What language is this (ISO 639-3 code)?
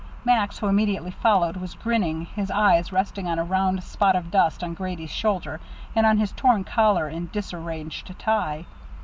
eng